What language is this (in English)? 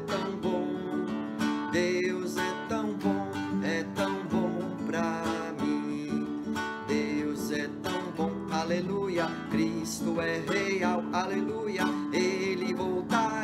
Portuguese